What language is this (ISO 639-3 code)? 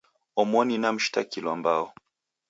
dav